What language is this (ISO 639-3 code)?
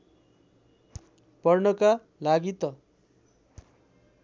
nep